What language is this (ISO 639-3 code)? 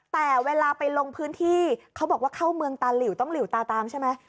tha